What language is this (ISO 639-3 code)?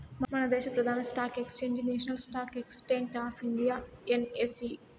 tel